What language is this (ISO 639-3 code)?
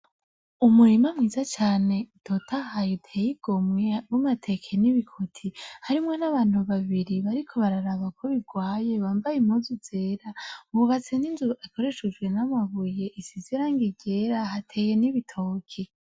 run